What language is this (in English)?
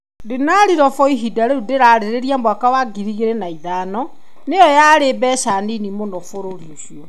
Kikuyu